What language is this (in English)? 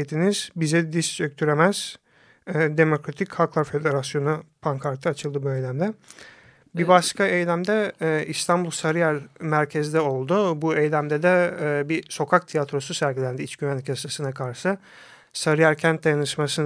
Turkish